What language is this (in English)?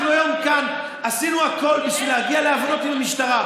Hebrew